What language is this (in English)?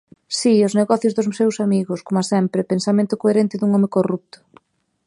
Galician